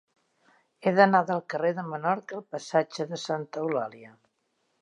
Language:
Catalan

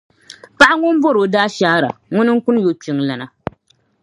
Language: Dagbani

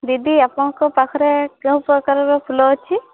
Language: Odia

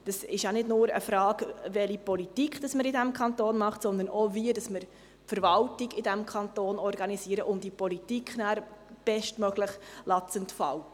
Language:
Swiss German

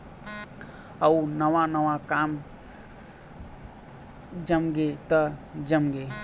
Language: Chhattisgarhi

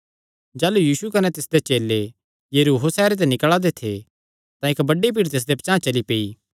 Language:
Kangri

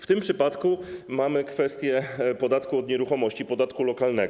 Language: Polish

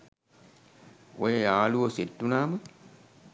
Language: Sinhala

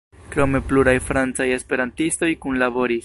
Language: Esperanto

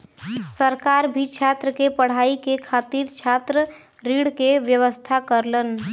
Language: Bhojpuri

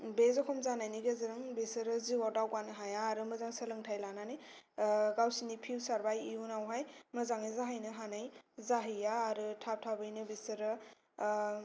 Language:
Bodo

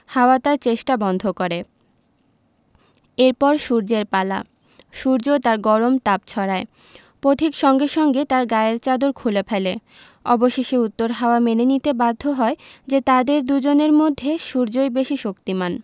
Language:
Bangla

